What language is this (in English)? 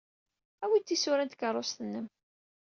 Kabyle